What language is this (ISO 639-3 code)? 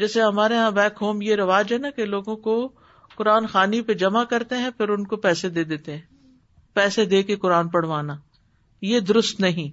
urd